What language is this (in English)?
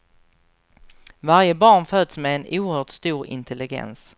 Swedish